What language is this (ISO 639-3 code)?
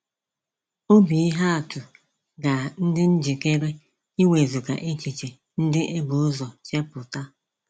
ibo